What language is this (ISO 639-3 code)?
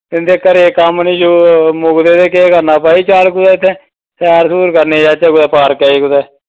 doi